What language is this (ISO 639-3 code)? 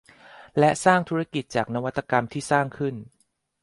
tha